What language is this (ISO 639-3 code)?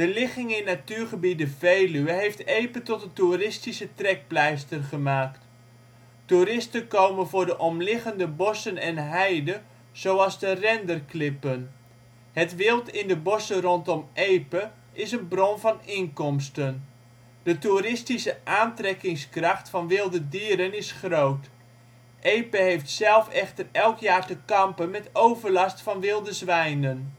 nld